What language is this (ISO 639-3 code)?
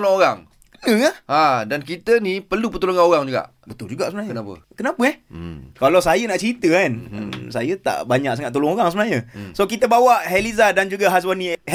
msa